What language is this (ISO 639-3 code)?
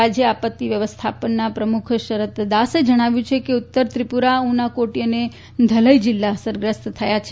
guj